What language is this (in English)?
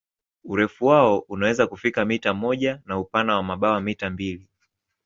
Swahili